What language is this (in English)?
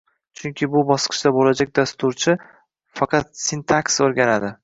Uzbek